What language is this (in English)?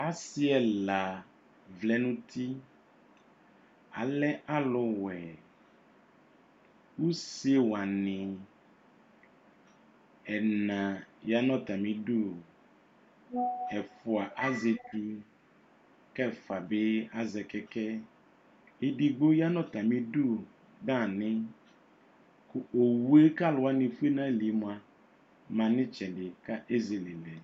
Ikposo